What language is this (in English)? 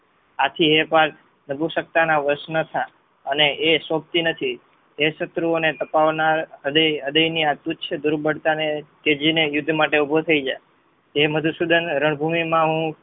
Gujarati